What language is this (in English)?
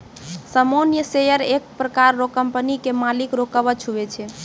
Maithili